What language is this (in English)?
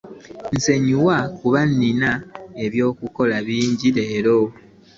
Ganda